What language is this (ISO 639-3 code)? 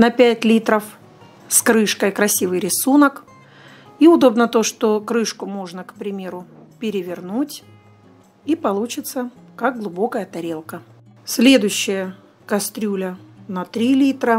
rus